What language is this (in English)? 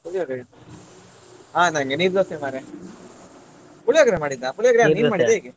Kannada